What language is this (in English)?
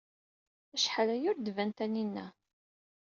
Kabyle